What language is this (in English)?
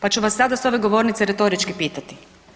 Croatian